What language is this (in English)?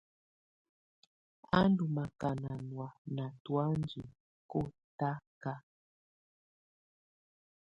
Tunen